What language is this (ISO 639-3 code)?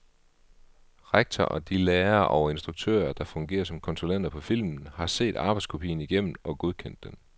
dan